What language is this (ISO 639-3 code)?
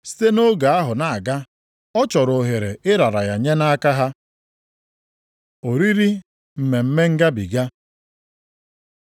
ibo